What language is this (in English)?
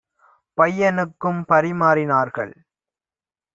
Tamil